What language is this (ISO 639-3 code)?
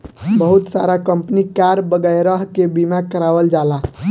bho